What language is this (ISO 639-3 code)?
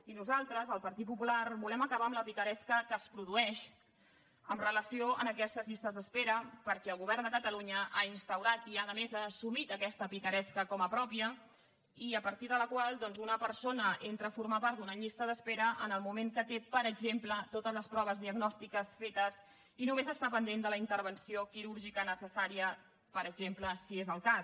cat